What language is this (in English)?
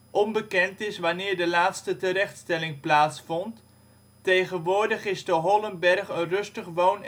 Dutch